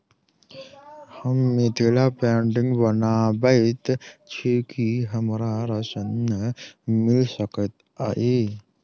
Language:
Maithili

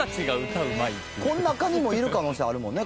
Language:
Japanese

